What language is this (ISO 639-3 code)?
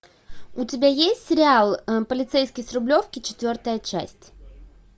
rus